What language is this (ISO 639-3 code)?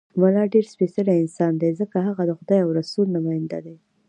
pus